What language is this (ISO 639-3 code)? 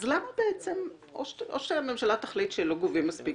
heb